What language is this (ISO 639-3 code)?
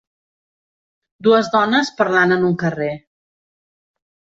cat